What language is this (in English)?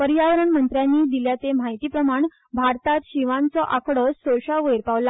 Konkani